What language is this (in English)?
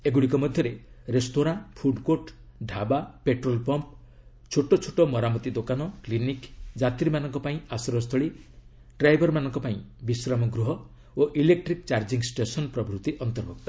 Odia